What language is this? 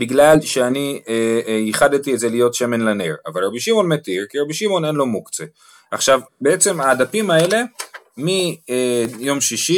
Hebrew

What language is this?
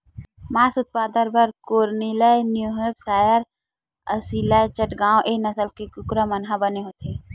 Chhattisgarhi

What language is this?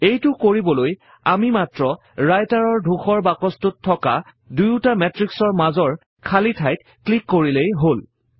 Assamese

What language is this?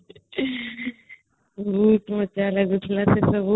Odia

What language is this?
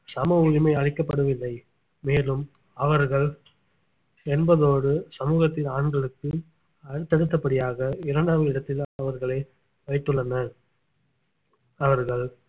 Tamil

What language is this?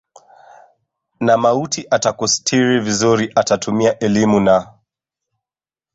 Swahili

